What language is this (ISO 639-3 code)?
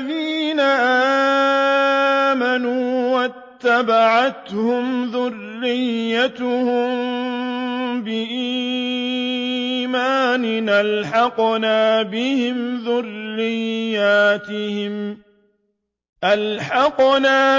ara